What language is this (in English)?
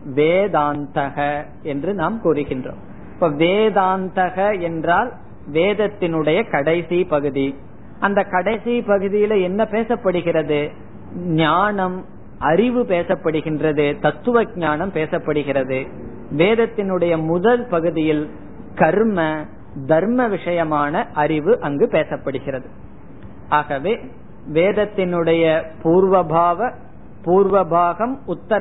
Tamil